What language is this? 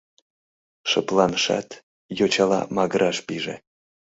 Mari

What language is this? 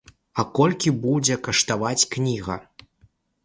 Belarusian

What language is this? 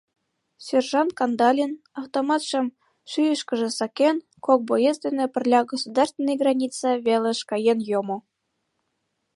Mari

